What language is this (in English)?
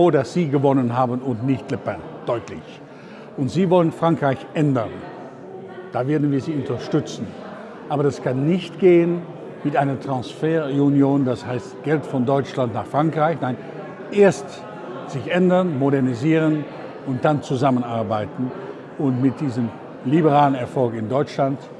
German